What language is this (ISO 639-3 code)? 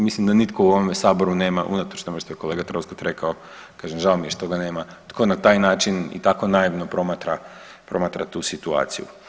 hrv